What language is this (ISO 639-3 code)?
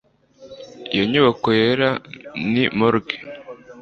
kin